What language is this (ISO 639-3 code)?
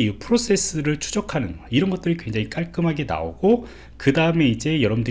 kor